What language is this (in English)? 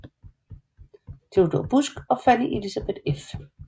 Danish